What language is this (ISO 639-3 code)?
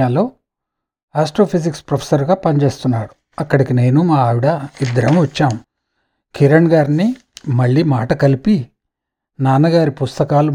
tel